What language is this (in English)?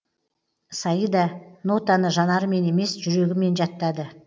Kazakh